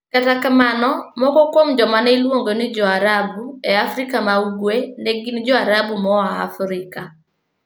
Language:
Luo (Kenya and Tanzania)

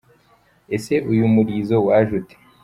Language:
Kinyarwanda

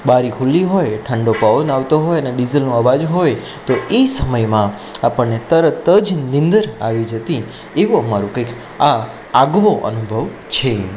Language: Gujarati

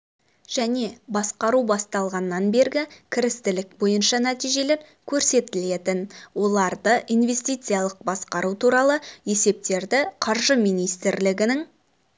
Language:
Kazakh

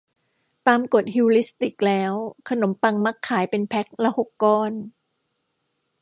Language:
Thai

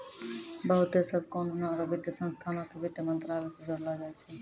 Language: Maithili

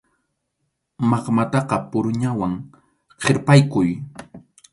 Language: Arequipa-La Unión Quechua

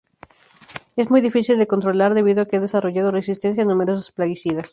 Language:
Spanish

